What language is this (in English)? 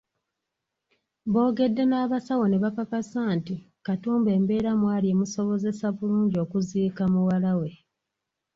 Ganda